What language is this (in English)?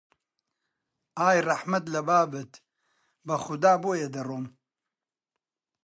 Central Kurdish